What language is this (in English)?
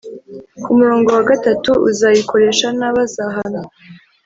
Kinyarwanda